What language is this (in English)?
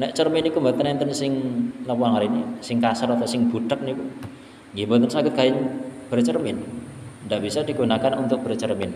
Indonesian